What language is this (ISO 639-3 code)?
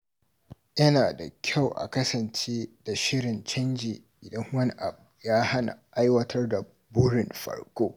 hau